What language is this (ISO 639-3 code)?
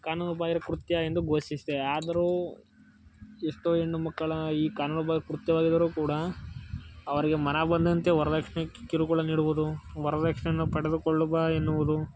kan